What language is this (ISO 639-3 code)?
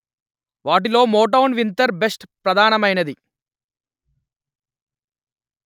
tel